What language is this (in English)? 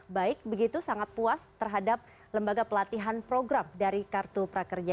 Indonesian